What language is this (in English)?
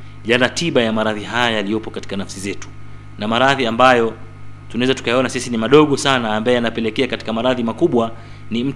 Swahili